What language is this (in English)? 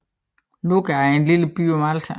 Danish